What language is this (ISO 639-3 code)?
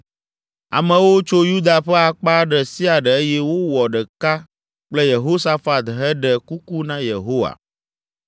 ewe